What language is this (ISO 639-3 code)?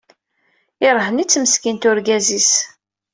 kab